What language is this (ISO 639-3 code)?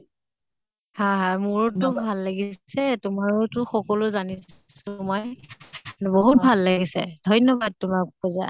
asm